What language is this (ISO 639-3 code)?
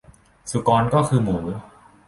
tha